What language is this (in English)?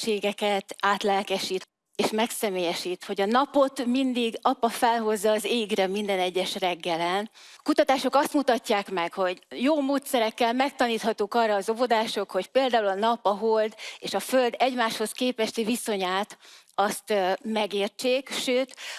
Hungarian